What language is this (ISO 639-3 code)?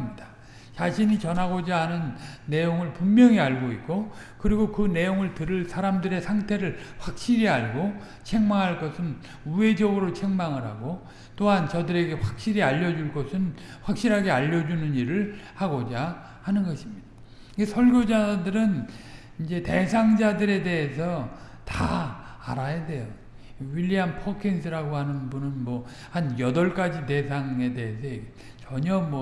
kor